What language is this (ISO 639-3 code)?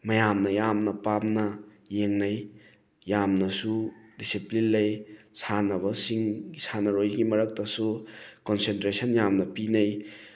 mni